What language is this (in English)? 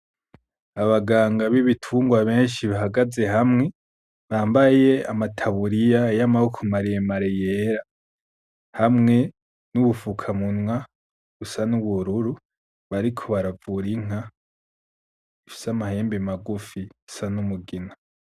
Rundi